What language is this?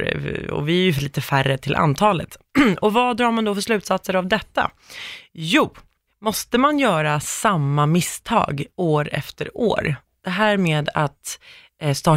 Swedish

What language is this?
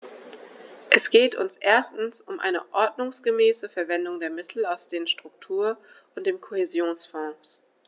German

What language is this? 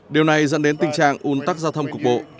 Vietnamese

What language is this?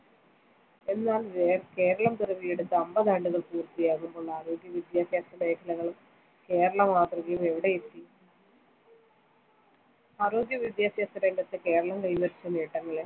Malayalam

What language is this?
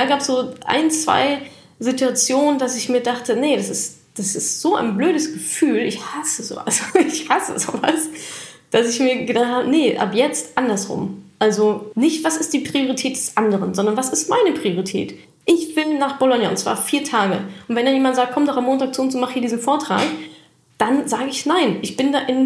German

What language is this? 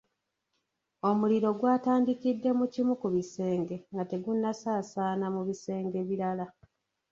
Ganda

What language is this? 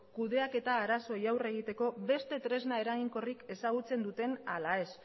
Basque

